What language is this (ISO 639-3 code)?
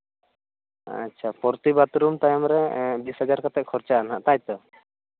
sat